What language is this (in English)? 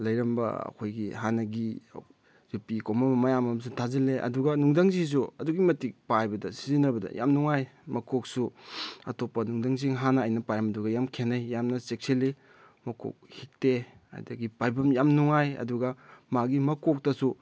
Manipuri